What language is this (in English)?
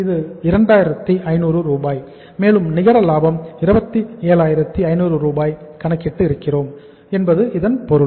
Tamil